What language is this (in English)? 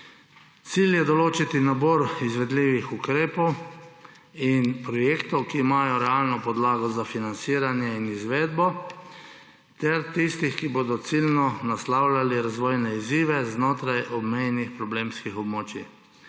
Slovenian